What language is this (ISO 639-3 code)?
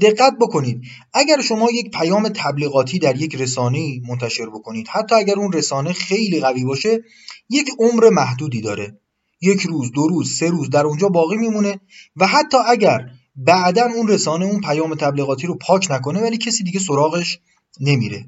fas